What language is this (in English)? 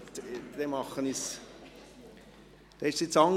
Swiss German